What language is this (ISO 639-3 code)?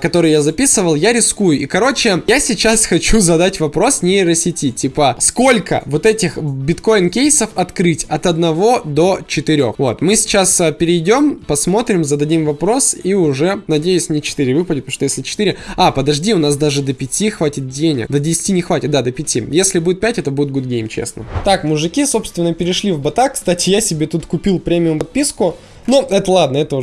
rus